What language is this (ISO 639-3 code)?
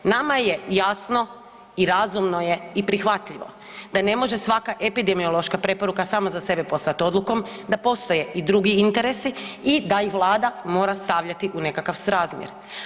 hrv